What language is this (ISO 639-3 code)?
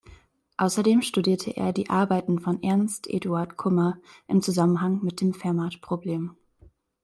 deu